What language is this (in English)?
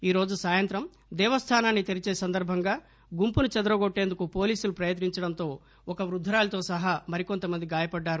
Telugu